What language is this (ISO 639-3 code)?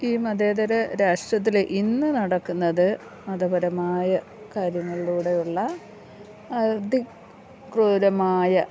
mal